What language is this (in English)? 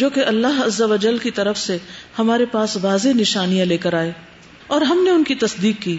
Urdu